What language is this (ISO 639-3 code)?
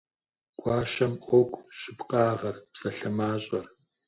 kbd